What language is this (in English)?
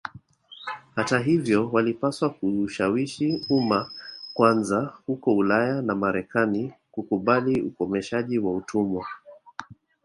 Swahili